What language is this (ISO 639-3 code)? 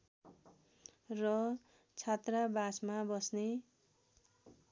nep